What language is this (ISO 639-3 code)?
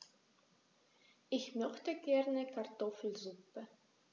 deu